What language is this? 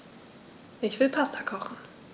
German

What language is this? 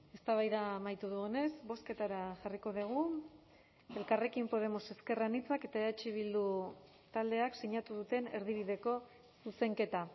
Basque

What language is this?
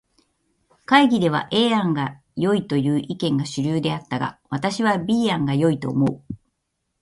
Japanese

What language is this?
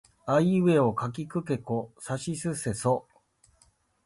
Japanese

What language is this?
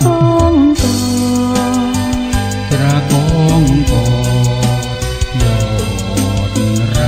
Thai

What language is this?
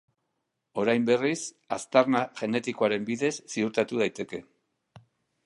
Basque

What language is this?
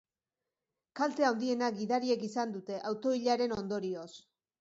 Basque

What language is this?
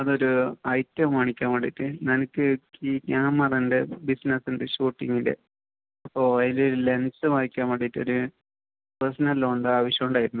Malayalam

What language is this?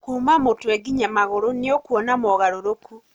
Kikuyu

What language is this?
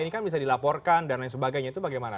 Indonesian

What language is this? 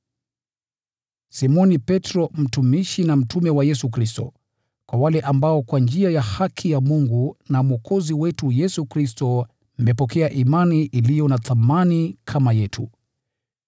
Swahili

